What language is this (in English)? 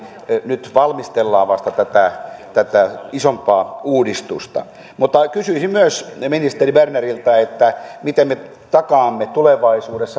Finnish